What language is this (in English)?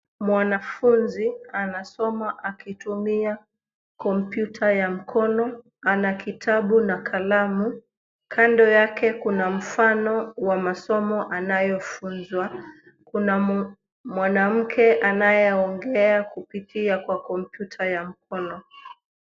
Swahili